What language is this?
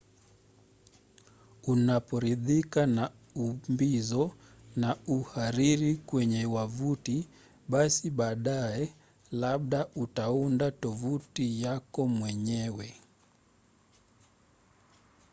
Swahili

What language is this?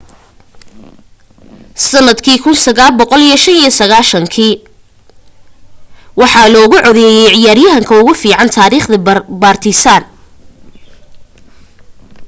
Somali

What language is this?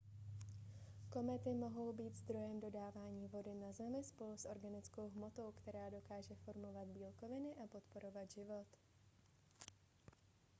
Czech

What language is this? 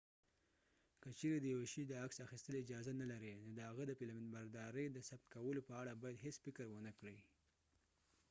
Pashto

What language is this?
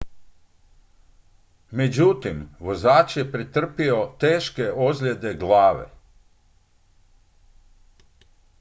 Croatian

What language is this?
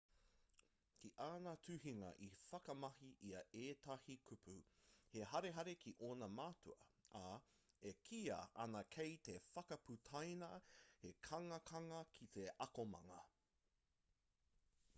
Māori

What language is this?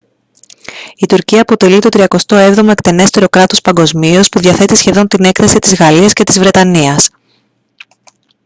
Greek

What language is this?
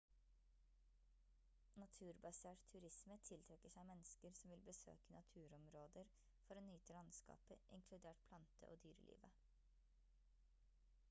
Norwegian Bokmål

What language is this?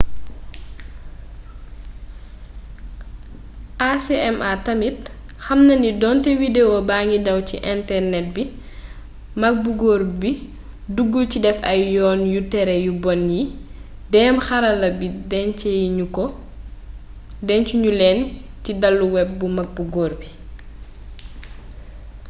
Wolof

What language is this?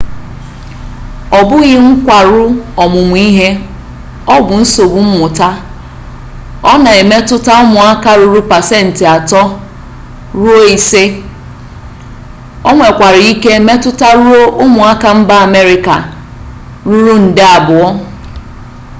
Igbo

